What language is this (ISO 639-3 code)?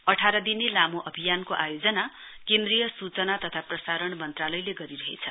nep